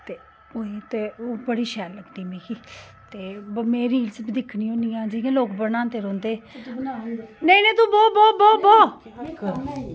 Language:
Dogri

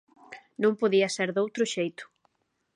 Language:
Galician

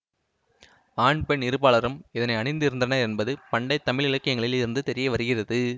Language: Tamil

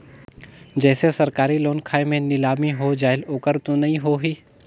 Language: Chhattisgarhi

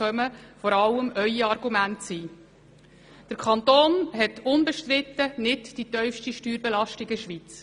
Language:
Swiss German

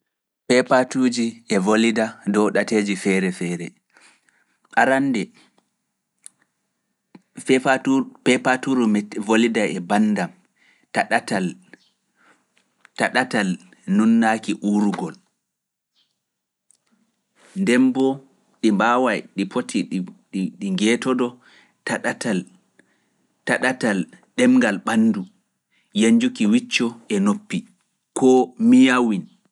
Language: Fula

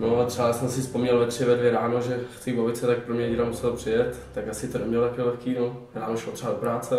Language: Czech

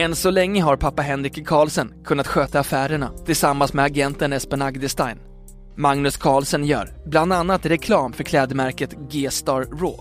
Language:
Swedish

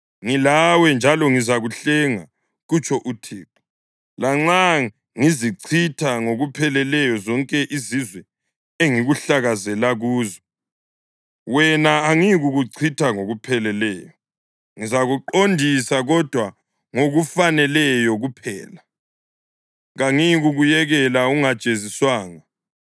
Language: North Ndebele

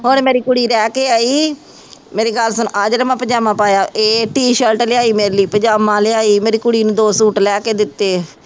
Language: Punjabi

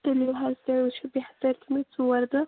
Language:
Kashmiri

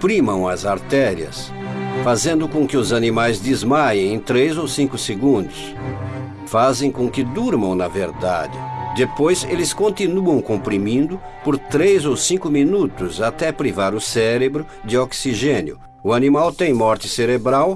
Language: Portuguese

